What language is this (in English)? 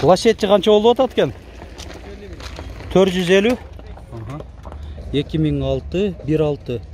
Turkish